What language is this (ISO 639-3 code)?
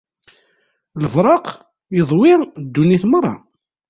kab